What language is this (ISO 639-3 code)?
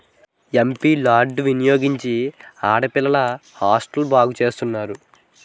tel